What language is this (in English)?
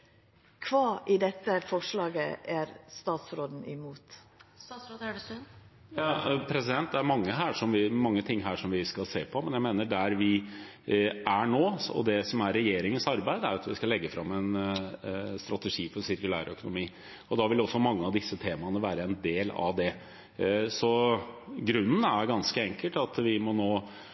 Norwegian